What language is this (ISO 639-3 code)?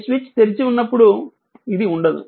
tel